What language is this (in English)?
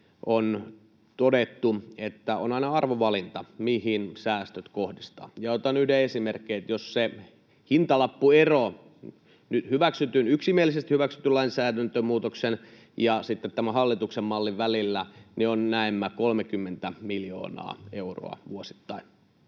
Finnish